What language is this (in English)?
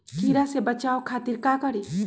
Magahi